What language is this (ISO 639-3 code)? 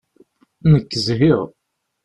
kab